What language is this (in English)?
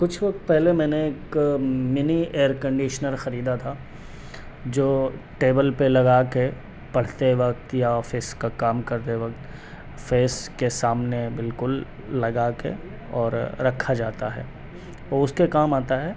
Urdu